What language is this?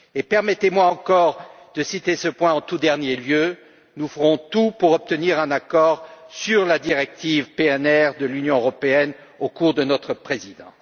French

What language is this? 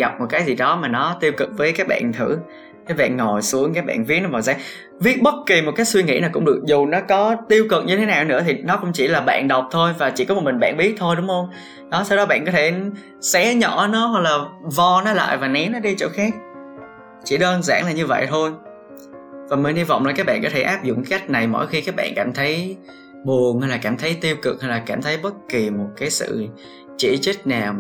Vietnamese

